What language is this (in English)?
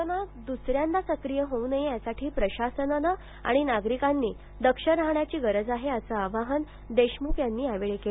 Marathi